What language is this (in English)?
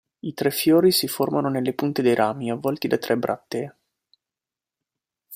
Italian